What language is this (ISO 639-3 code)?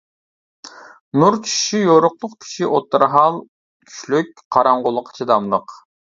uig